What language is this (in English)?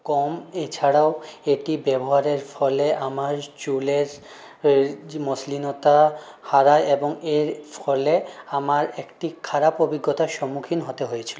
Bangla